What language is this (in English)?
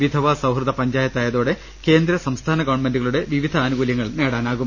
Malayalam